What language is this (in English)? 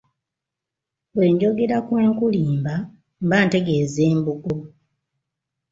Ganda